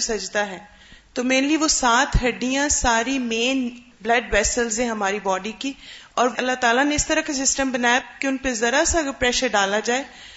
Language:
Urdu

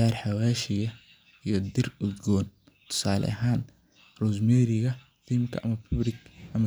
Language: Somali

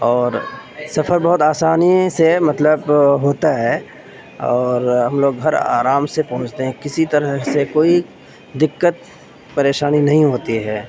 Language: Urdu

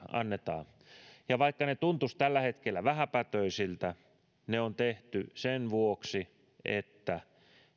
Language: Finnish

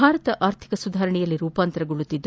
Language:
Kannada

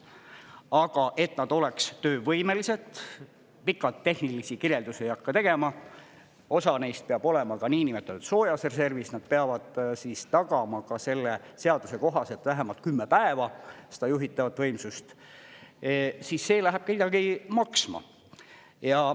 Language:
Estonian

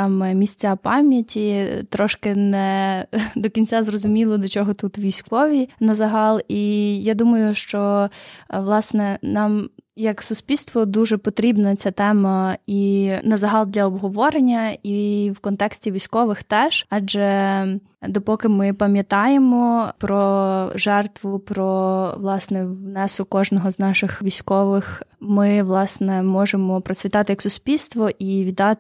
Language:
Ukrainian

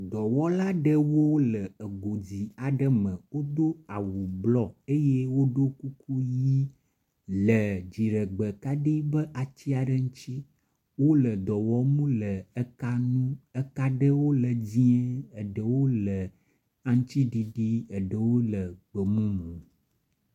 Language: Ewe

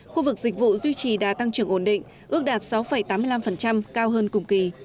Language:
Vietnamese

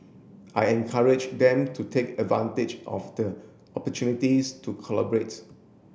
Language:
English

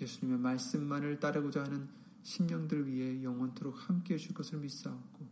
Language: Korean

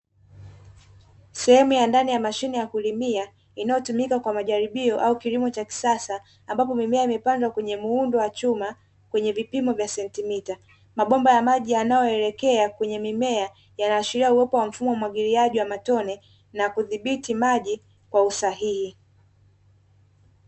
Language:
Swahili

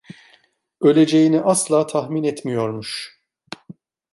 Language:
Turkish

